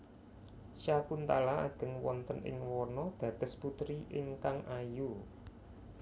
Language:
Javanese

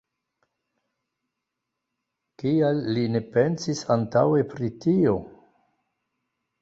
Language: Esperanto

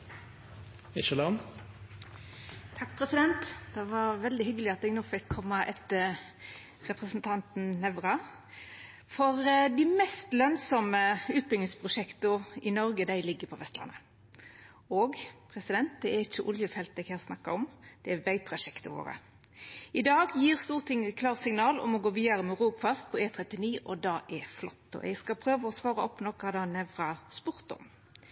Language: Norwegian Nynorsk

